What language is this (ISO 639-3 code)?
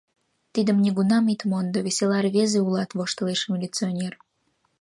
chm